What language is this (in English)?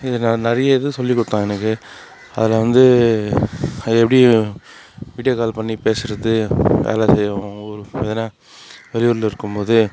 Tamil